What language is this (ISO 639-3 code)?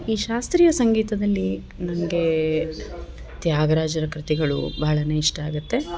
kan